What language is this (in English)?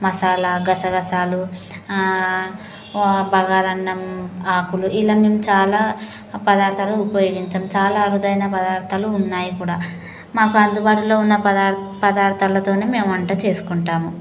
Telugu